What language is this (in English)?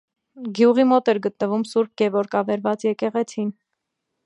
Armenian